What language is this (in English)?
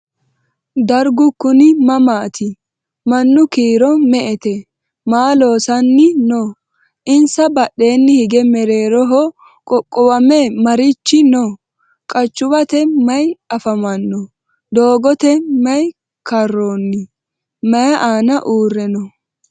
Sidamo